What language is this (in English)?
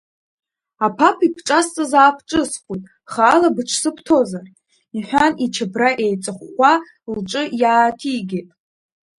Abkhazian